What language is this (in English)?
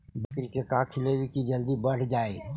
Magahi